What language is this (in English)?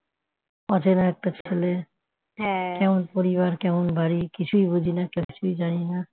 Bangla